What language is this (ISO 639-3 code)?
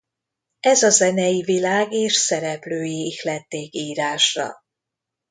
hun